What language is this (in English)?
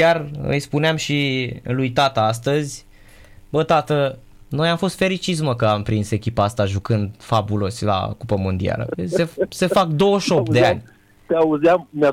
Romanian